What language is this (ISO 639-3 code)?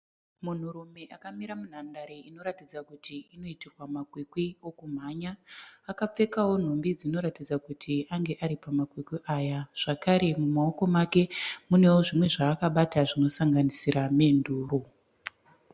sna